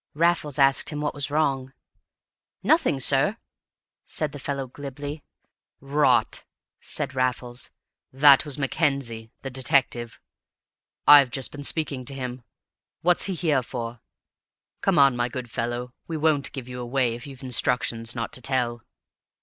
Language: English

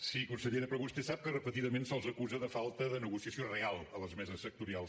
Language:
Catalan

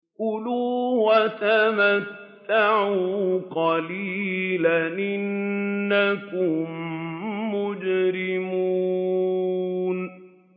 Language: Arabic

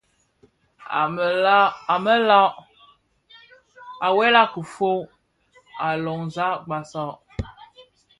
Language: Bafia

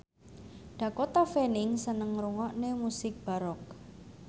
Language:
Javanese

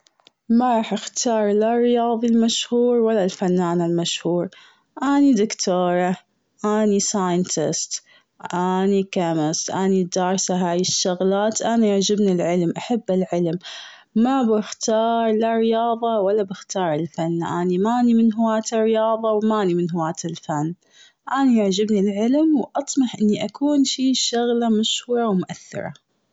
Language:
Gulf Arabic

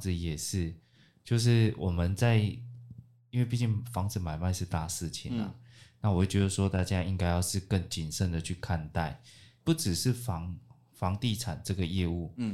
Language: Chinese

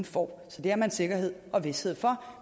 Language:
Danish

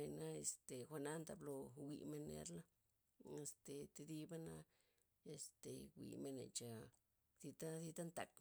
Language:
Loxicha Zapotec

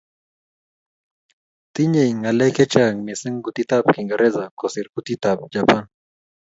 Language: Kalenjin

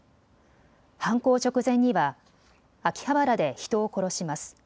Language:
Japanese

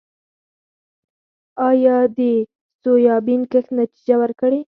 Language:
Pashto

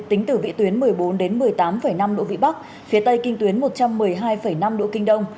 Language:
Vietnamese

